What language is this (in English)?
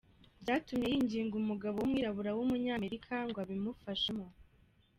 Kinyarwanda